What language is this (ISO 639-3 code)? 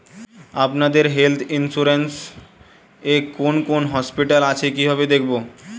ben